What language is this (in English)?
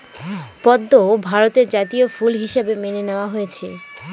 Bangla